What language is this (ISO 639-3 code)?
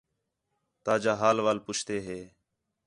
xhe